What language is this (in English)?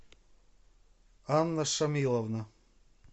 Russian